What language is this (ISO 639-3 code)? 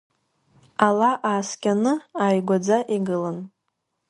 abk